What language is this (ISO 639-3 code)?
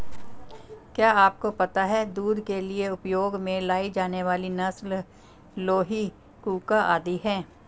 hin